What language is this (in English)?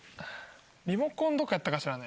Japanese